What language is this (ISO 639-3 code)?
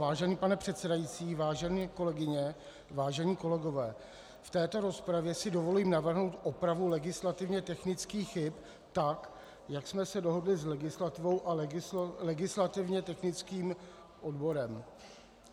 ces